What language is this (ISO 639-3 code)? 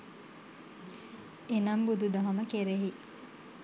sin